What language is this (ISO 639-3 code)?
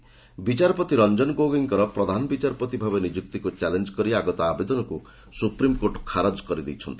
ori